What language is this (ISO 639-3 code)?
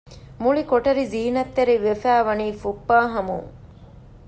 div